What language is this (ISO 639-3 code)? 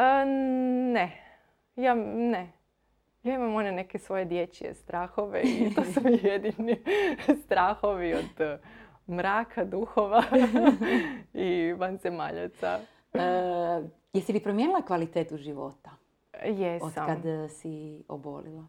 hrv